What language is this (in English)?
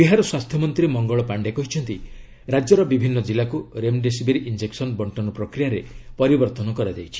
Odia